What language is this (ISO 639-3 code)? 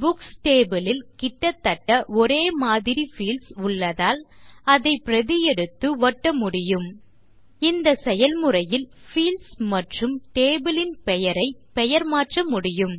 tam